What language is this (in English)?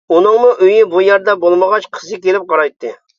Uyghur